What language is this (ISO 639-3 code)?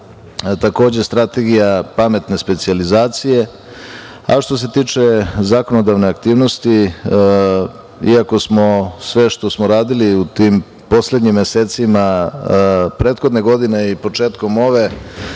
srp